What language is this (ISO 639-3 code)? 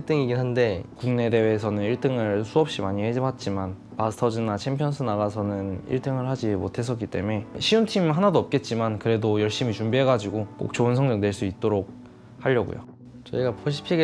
kor